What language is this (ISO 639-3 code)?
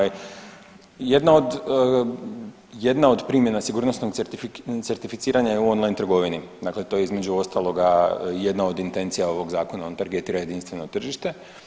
hrv